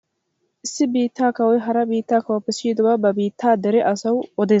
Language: Wolaytta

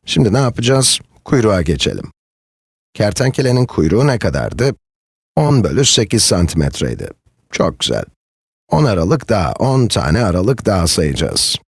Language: Turkish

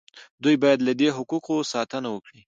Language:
Pashto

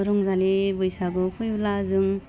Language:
Bodo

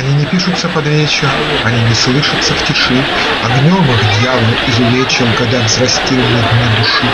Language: Russian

